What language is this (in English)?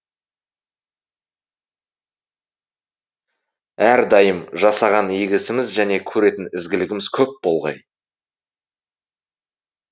Kazakh